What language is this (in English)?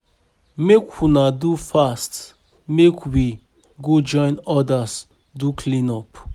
Nigerian Pidgin